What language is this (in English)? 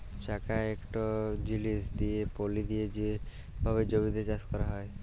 Bangla